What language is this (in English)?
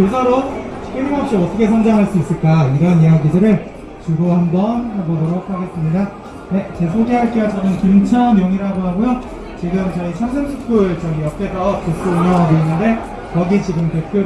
Korean